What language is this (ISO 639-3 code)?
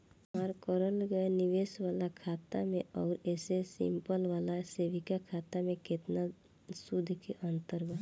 bho